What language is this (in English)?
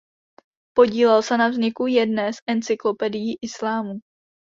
Czech